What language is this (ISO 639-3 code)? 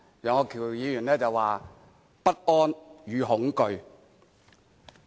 yue